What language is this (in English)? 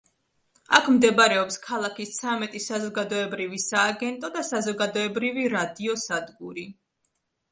Georgian